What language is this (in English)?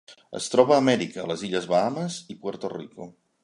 Catalan